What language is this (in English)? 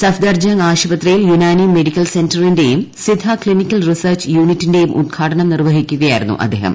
Malayalam